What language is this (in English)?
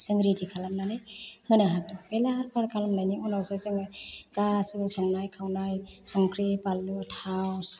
Bodo